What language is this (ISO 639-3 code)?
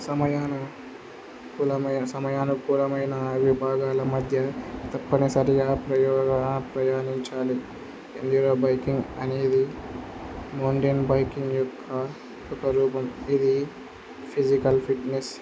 tel